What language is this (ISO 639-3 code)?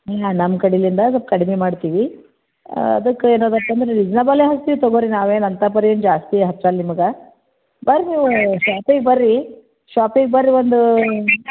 kan